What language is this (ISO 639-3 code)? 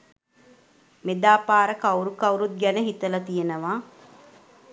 sin